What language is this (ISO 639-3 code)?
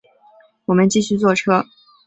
zho